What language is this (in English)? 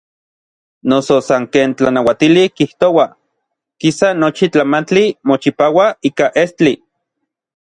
Orizaba Nahuatl